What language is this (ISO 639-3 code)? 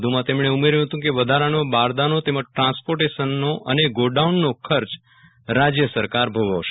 guj